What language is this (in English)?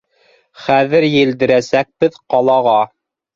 Bashkir